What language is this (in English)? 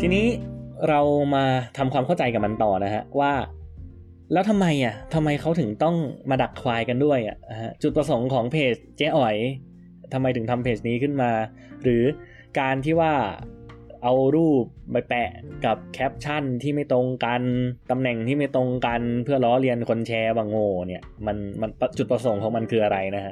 Thai